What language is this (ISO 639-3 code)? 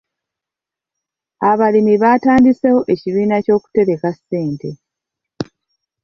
lug